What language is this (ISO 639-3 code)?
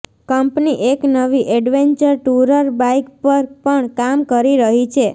guj